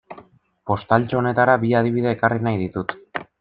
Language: Basque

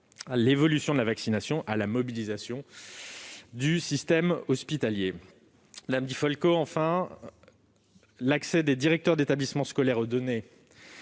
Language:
French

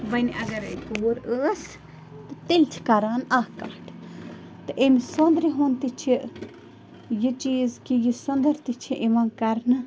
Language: Kashmiri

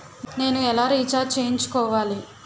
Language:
Telugu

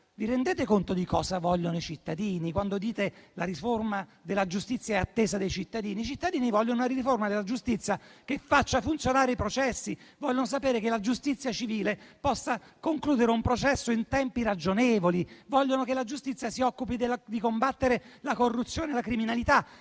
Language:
Italian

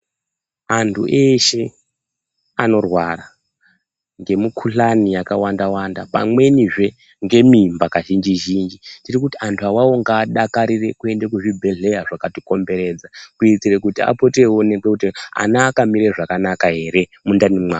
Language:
Ndau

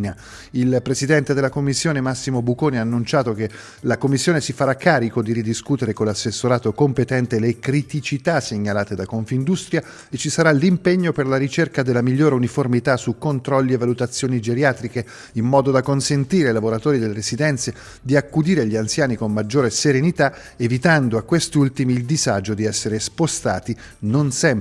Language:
Italian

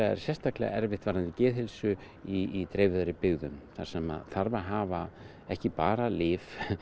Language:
Icelandic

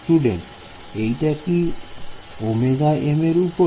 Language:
Bangla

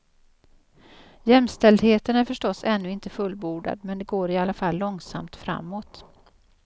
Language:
Swedish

